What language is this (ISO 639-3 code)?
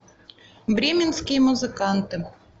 rus